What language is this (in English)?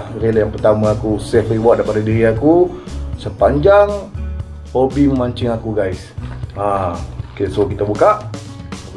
Malay